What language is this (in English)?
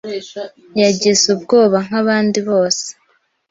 Kinyarwanda